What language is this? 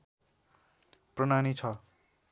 Nepali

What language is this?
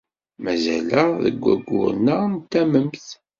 Kabyle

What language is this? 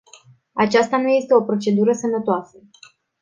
Romanian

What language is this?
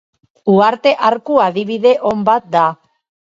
Basque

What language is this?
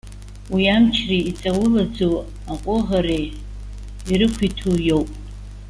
Abkhazian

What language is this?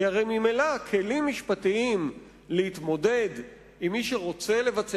Hebrew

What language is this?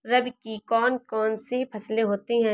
Hindi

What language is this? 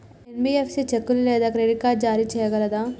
Telugu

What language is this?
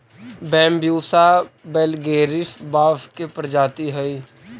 Magahi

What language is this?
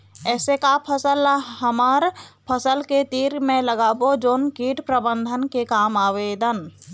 Chhattisgarhi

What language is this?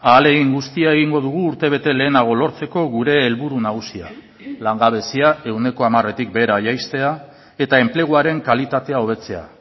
Basque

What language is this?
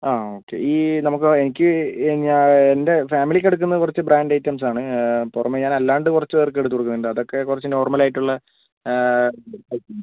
Malayalam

